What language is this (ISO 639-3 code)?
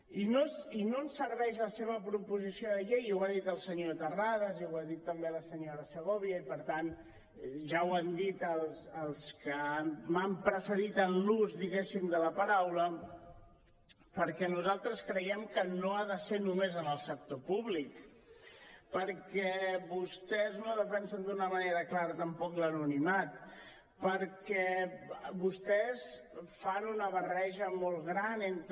cat